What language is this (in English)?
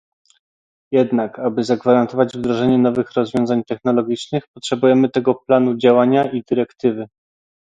Polish